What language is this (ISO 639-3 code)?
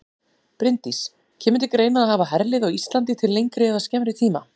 isl